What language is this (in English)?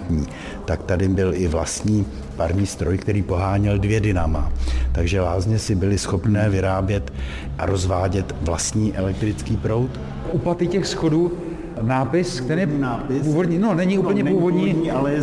Czech